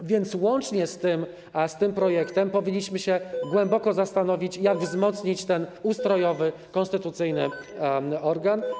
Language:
Polish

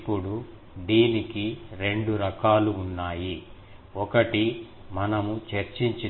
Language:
Telugu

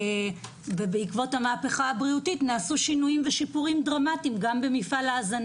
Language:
Hebrew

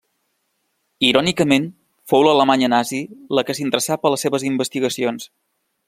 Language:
Catalan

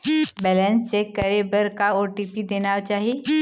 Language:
Chhattisgarhi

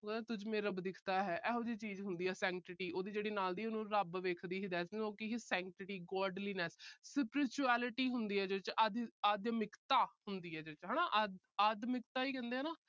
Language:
Punjabi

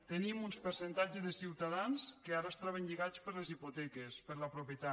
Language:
Catalan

